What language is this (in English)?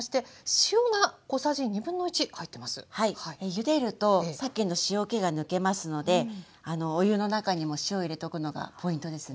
Japanese